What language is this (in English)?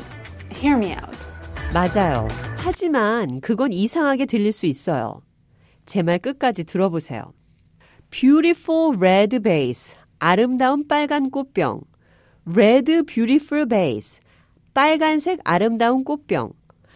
Korean